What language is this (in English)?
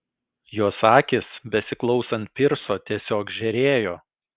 Lithuanian